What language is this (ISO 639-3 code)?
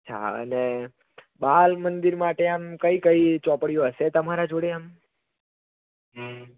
guj